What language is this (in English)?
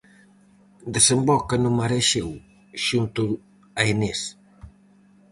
Galician